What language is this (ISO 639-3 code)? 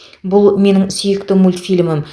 kaz